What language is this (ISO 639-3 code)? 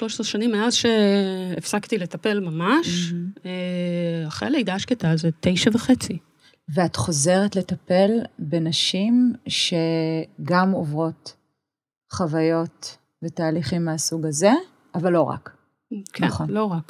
heb